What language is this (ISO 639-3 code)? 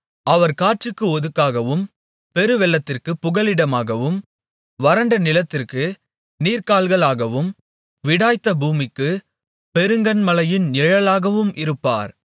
tam